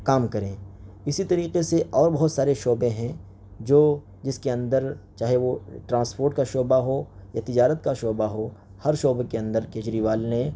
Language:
Urdu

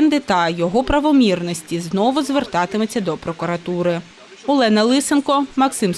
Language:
Ukrainian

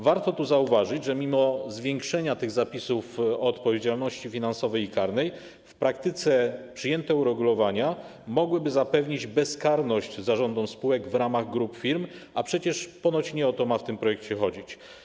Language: Polish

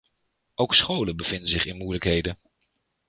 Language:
Dutch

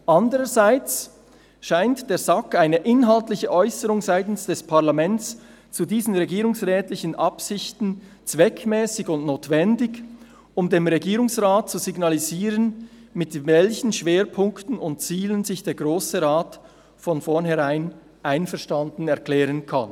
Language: Swiss German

